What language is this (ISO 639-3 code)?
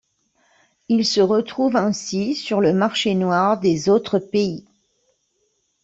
fra